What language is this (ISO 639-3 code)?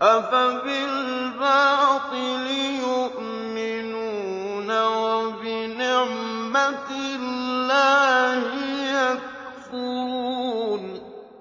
ara